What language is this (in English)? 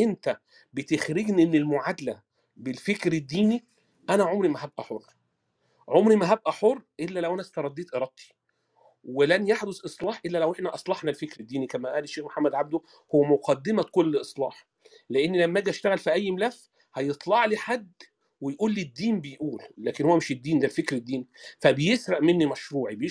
Arabic